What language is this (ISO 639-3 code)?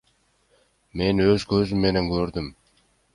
kir